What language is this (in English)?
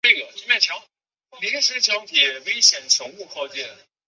Chinese